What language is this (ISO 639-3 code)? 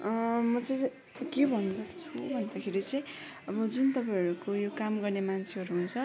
nep